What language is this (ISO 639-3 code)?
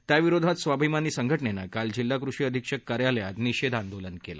mar